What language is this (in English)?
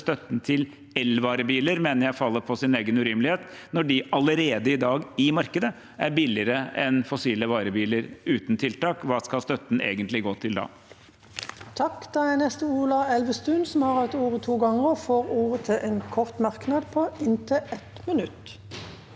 Norwegian